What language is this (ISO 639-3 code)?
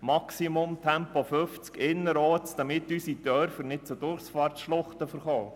gsw